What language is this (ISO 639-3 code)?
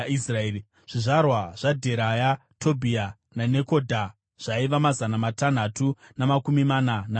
sna